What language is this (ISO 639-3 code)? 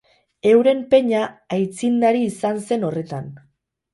eus